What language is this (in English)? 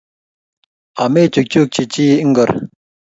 Kalenjin